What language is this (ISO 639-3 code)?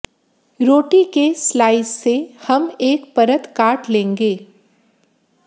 hin